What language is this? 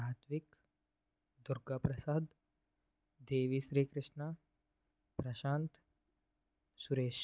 Telugu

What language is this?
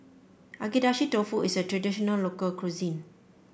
English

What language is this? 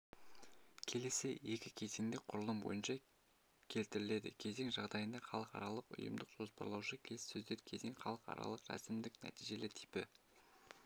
Kazakh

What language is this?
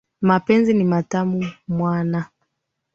Swahili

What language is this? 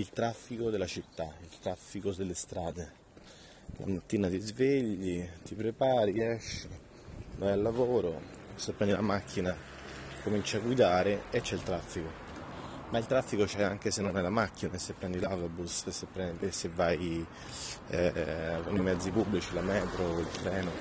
Italian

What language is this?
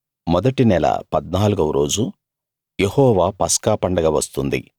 Telugu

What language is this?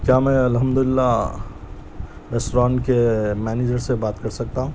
Urdu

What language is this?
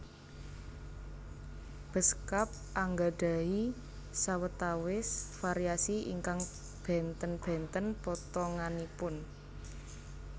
Javanese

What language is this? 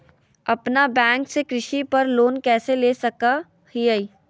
Magahi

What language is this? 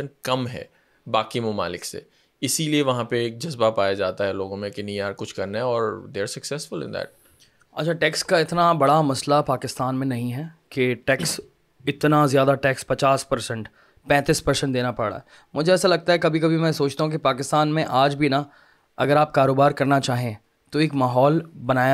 Urdu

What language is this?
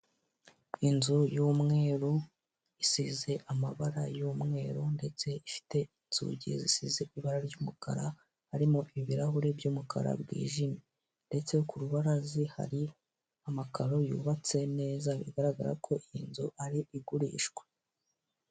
Kinyarwanda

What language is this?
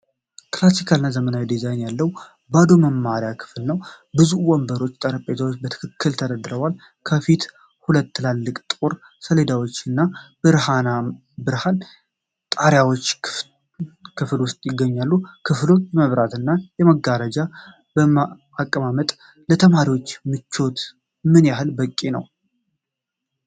Amharic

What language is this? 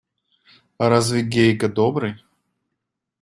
Russian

